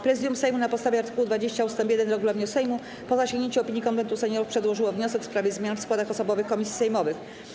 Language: Polish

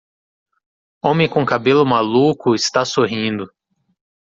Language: Portuguese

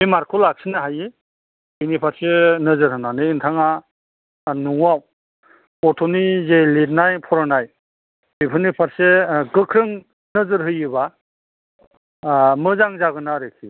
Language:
Bodo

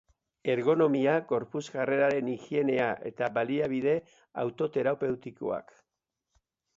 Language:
Basque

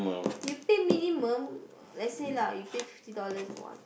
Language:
English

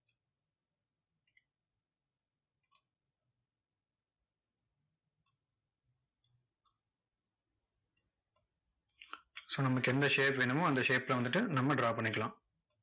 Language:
Tamil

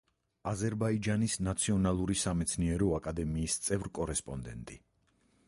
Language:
Georgian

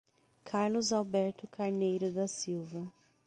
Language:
Portuguese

